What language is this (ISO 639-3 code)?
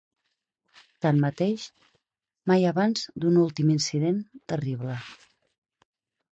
cat